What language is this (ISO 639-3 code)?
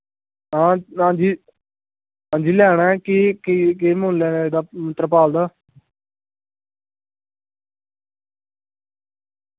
doi